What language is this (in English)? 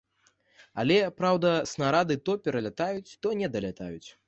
Belarusian